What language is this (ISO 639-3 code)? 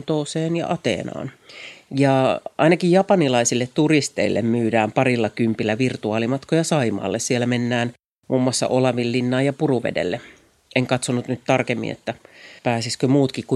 fin